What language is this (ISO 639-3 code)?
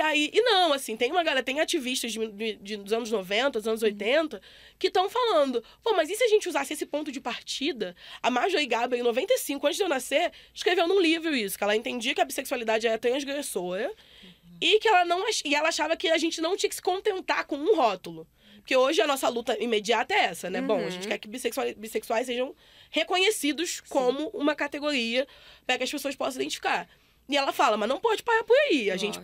por